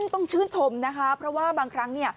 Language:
Thai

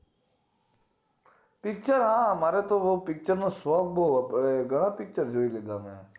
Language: Gujarati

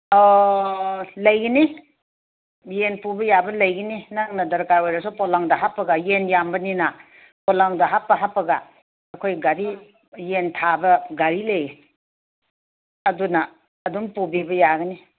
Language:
Manipuri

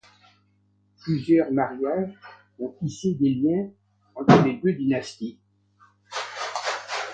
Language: French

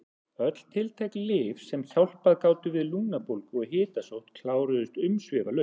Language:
Icelandic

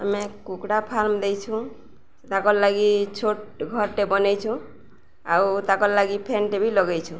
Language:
Odia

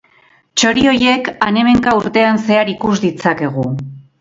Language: Basque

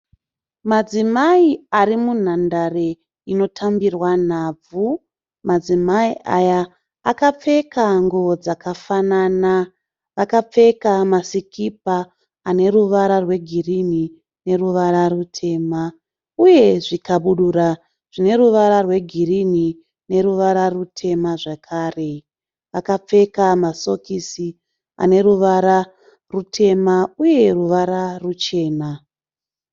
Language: Shona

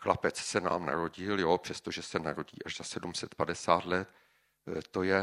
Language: Czech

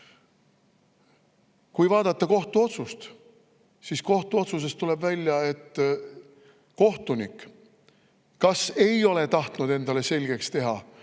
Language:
Estonian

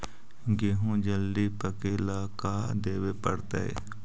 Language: Magahi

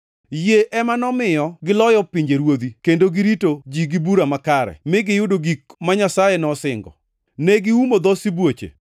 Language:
Luo (Kenya and Tanzania)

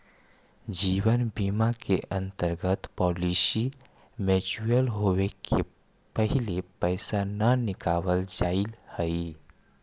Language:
Magahi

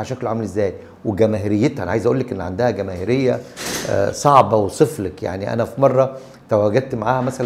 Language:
Arabic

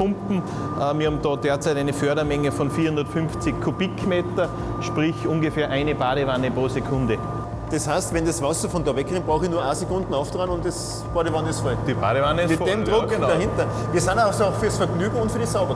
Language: German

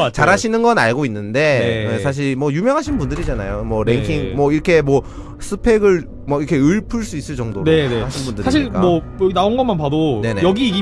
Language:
Korean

